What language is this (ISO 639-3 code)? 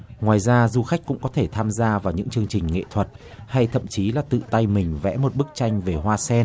vie